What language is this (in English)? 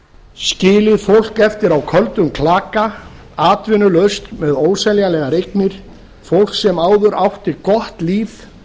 Icelandic